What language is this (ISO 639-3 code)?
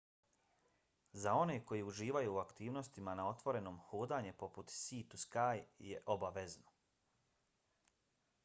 bos